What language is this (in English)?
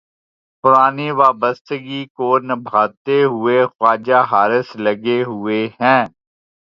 Urdu